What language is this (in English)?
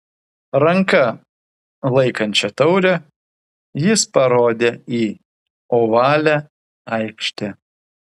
Lithuanian